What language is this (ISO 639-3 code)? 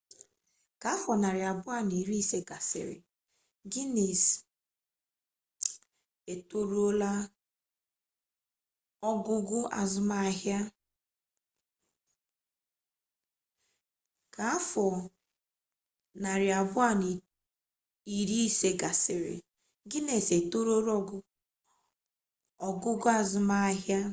ibo